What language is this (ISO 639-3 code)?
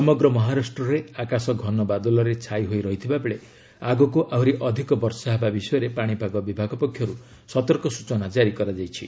ori